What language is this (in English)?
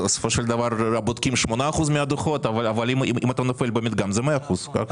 Hebrew